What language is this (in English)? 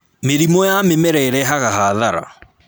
Kikuyu